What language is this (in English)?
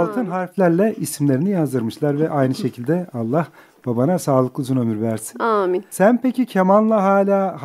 Turkish